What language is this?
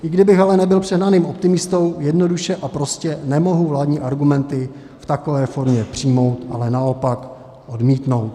Czech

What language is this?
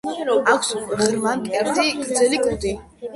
Georgian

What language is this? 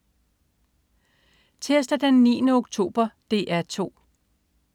Danish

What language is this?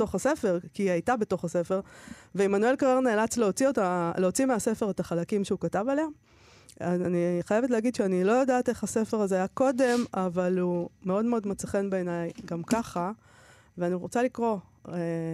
Hebrew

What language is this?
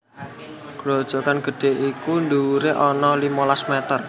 Javanese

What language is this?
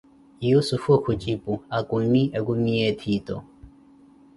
Koti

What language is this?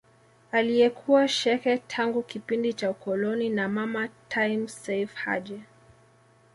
Swahili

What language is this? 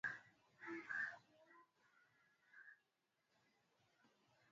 Swahili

